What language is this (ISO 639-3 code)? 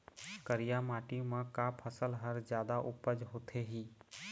hne